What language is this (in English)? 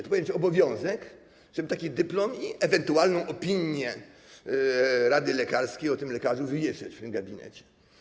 Polish